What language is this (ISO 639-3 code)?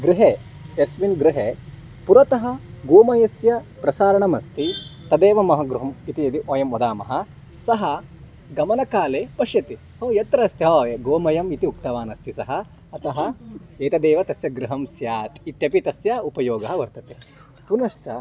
san